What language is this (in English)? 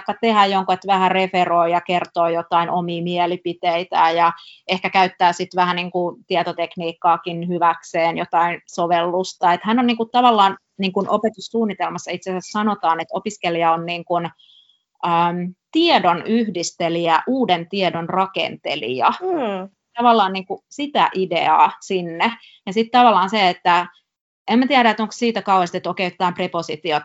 Finnish